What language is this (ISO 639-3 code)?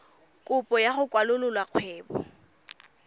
tsn